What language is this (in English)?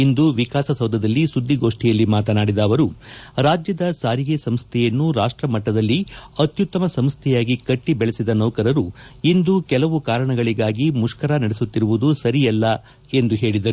Kannada